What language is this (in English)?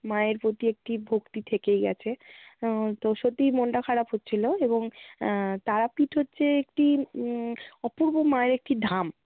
Bangla